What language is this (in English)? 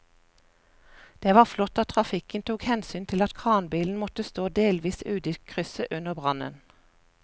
Norwegian